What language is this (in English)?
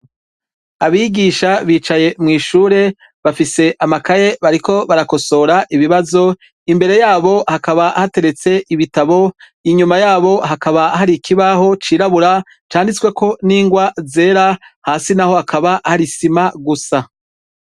Rundi